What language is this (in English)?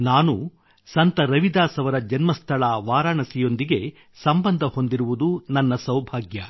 Kannada